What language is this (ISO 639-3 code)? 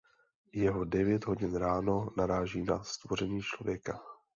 ces